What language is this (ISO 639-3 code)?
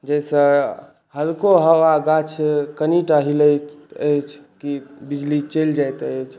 mai